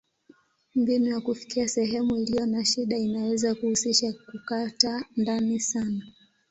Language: Swahili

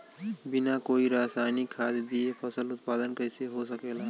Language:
Bhojpuri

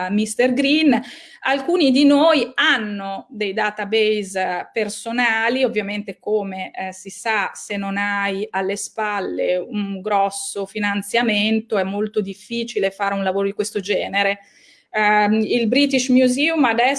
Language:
Italian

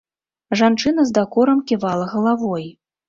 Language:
Belarusian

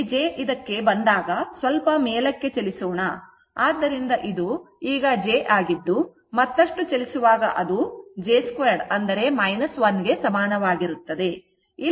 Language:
Kannada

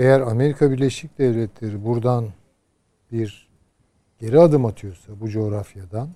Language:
Turkish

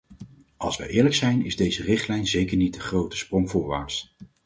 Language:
Dutch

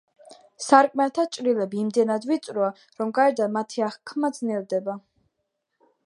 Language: Georgian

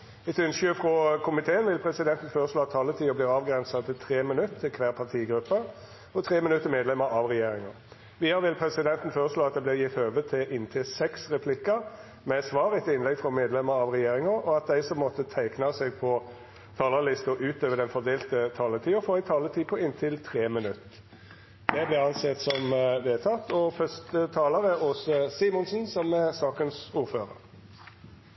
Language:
Norwegian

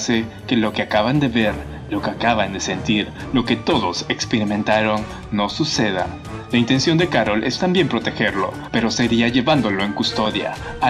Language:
Spanish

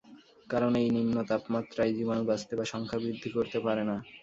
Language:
Bangla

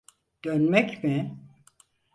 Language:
Turkish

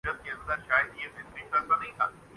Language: Urdu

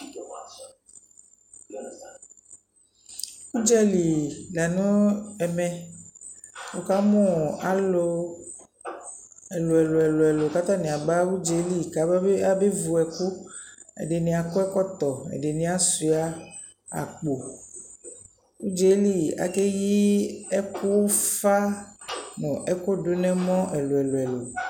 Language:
Ikposo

